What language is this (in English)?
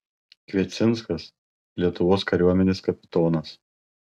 Lithuanian